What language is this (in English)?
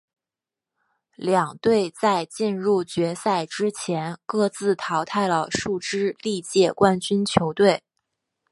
Chinese